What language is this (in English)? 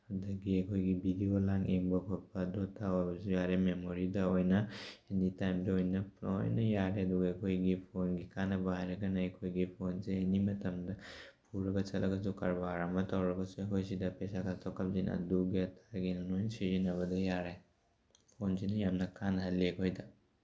Manipuri